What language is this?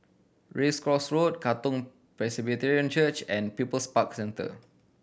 English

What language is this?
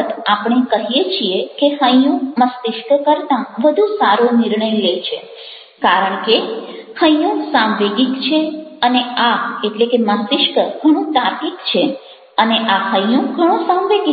Gujarati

